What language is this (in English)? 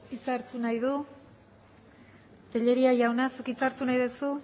Basque